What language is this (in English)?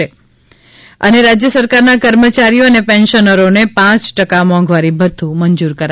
Gujarati